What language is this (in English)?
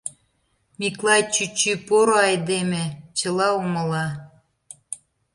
Mari